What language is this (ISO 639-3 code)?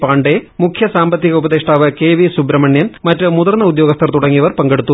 mal